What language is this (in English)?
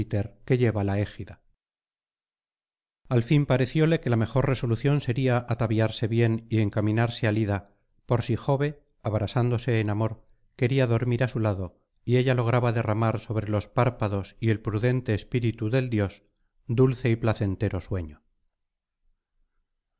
Spanish